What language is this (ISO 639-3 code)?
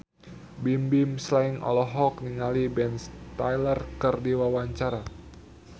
sun